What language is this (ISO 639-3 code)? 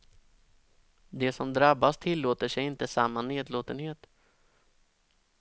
swe